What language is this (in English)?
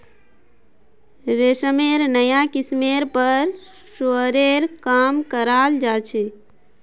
Magahi